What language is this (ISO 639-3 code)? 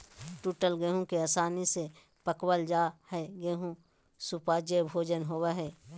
mag